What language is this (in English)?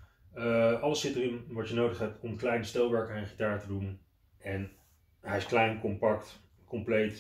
Dutch